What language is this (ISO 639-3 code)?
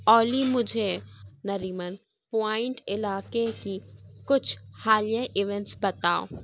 urd